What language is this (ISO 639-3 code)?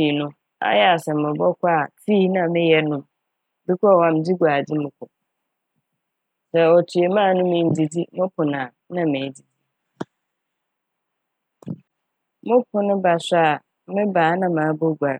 aka